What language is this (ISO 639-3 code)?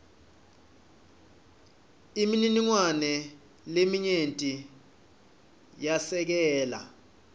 ssw